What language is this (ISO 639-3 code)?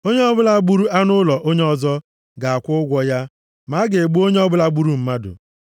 ibo